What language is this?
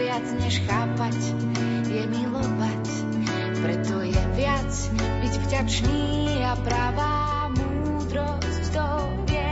Slovak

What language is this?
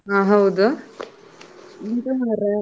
Kannada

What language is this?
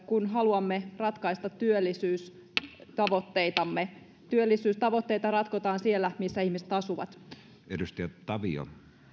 Finnish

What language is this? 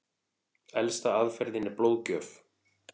Icelandic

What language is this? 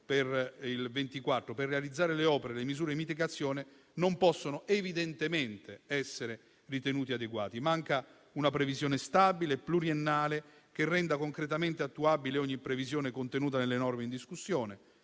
Italian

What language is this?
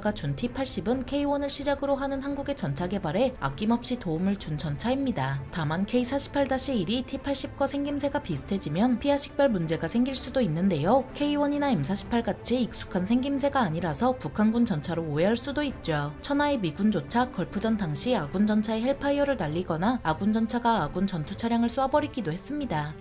Korean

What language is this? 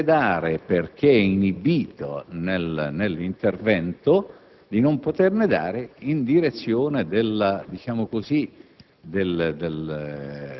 Italian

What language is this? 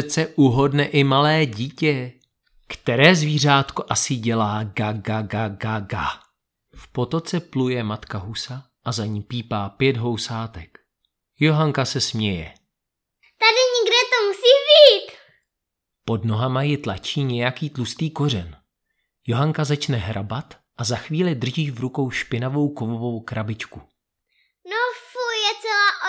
Czech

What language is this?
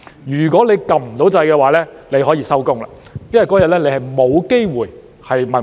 Cantonese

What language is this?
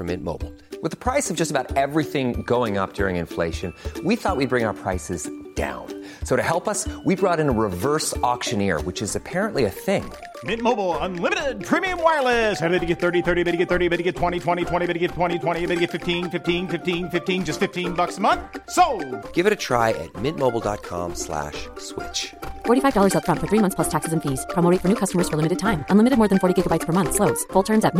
Filipino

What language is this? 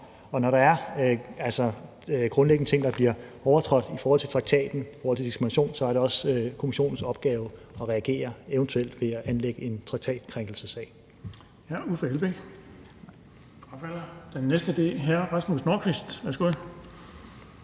Danish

